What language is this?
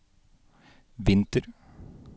Norwegian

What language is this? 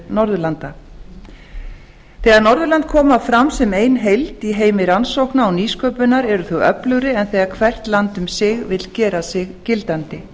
Icelandic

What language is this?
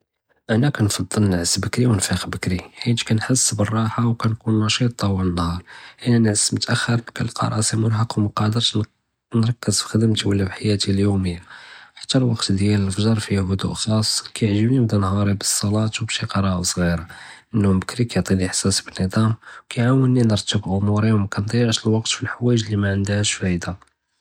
Judeo-Arabic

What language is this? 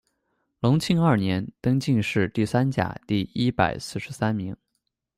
Chinese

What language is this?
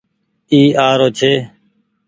Goaria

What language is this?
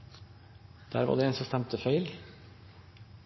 Norwegian Nynorsk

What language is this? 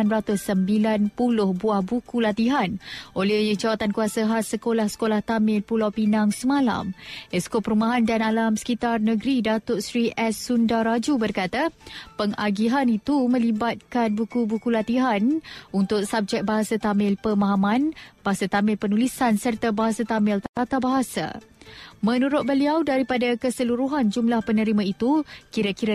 Malay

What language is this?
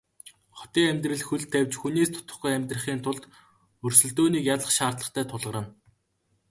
Mongolian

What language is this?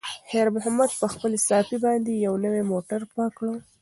Pashto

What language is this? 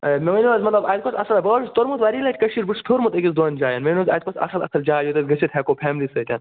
Kashmiri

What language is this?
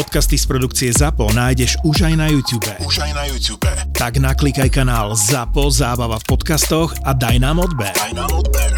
Slovak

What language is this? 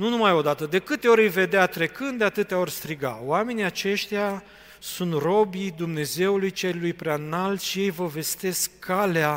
Romanian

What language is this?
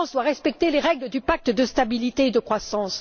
French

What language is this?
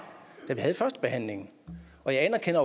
Danish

